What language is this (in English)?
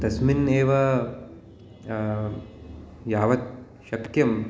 Sanskrit